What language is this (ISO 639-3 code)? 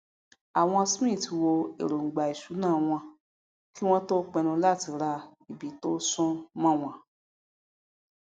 yor